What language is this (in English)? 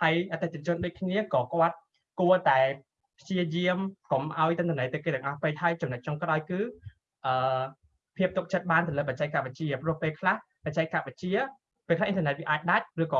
Vietnamese